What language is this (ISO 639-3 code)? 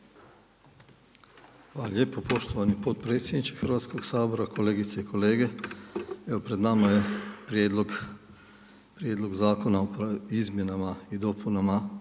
hrv